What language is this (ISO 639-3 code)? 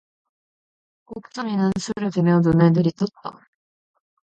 kor